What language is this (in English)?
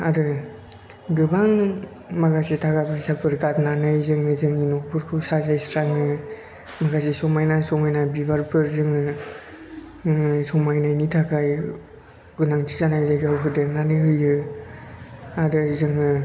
Bodo